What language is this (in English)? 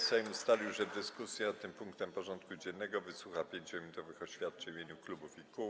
Polish